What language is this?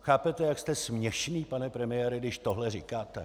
Czech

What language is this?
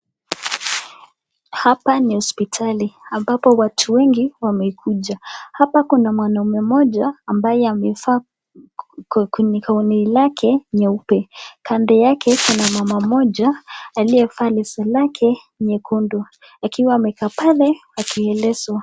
Swahili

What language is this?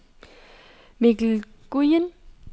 Danish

